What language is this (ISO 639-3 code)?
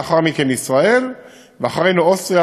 heb